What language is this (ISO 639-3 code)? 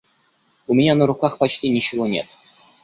rus